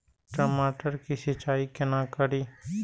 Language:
Maithili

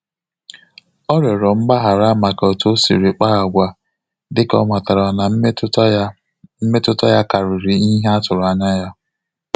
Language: Igbo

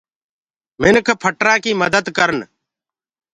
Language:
Gurgula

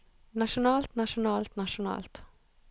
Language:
Norwegian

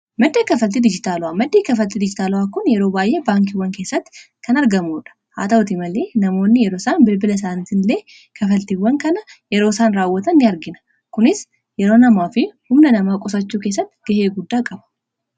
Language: Oromo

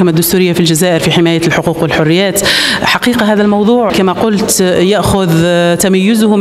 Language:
Arabic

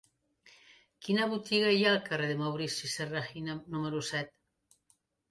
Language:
Catalan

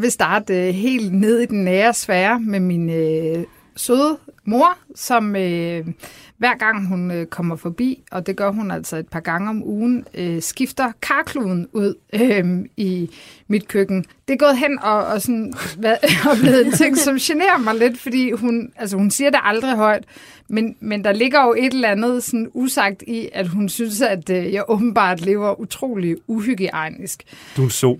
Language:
Danish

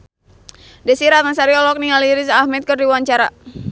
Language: Sundanese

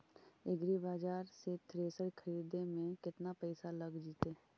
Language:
Magahi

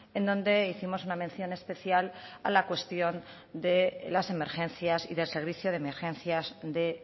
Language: Spanish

